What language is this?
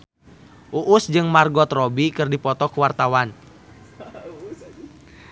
Sundanese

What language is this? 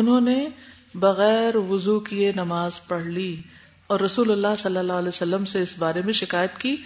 Urdu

